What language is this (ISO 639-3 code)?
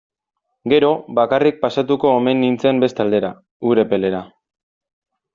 eus